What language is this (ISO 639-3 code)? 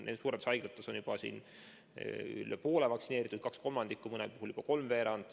est